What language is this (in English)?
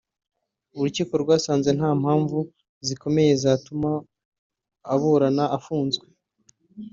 Kinyarwanda